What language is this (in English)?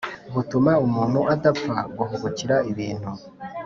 Kinyarwanda